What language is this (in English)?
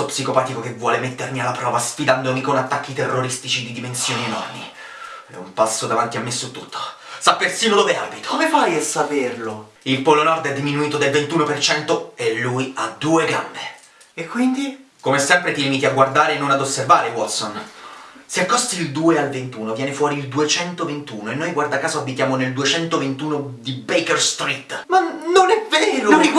Italian